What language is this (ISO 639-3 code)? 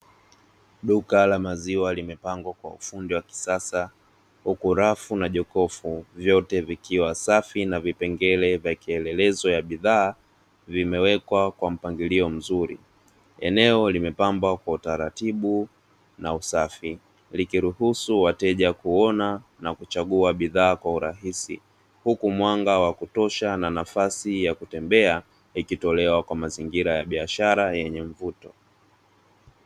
swa